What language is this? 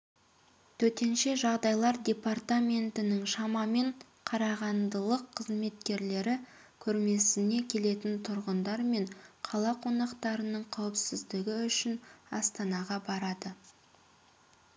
Kazakh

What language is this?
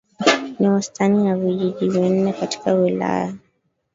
Swahili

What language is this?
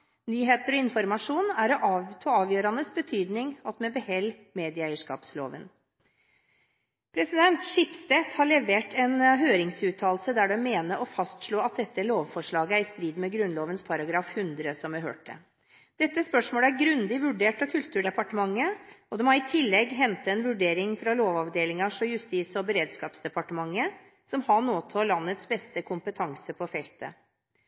Norwegian Bokmål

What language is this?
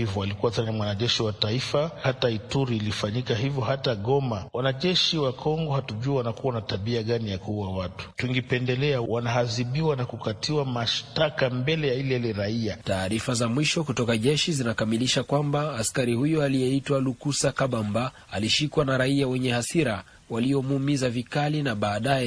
Swahili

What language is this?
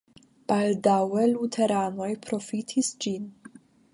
Esperanto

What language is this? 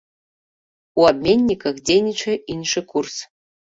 Belarusian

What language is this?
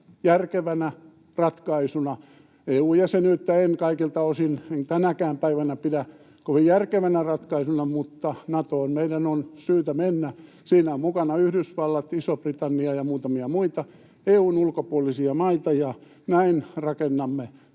Finnish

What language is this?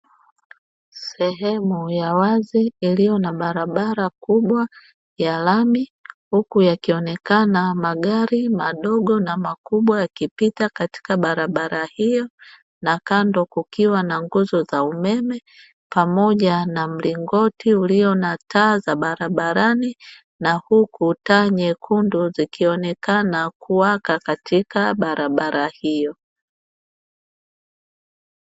Swahili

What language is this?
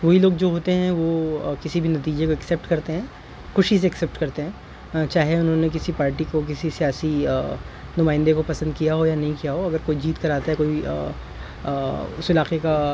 Urdu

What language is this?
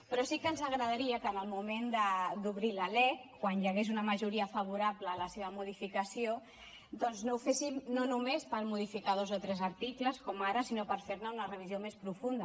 Catalan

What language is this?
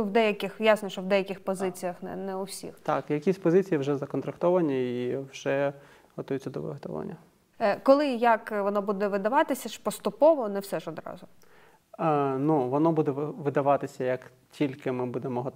Ukrainian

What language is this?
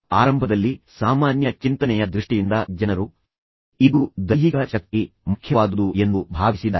Kannada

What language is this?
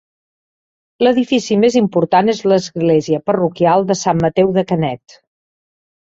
Catalan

